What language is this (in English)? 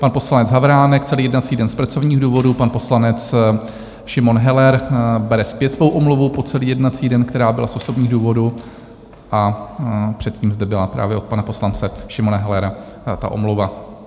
Czech